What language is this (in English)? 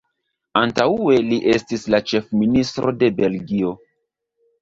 Esperanto